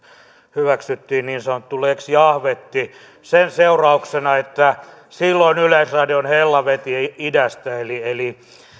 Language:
Finnish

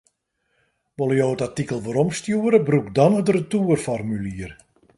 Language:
Western Frisian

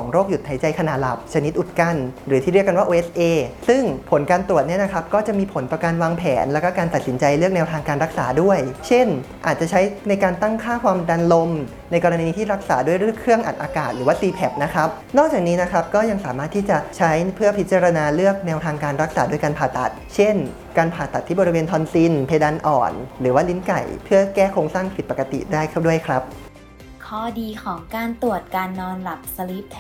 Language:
Thai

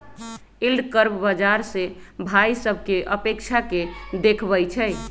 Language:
Magahi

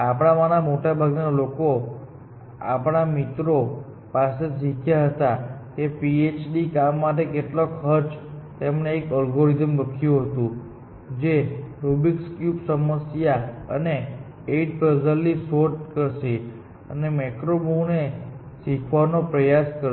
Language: Gujarati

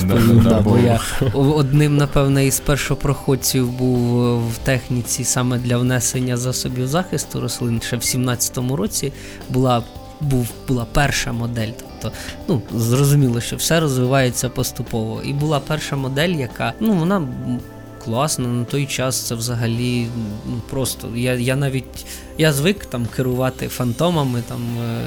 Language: Ukrainian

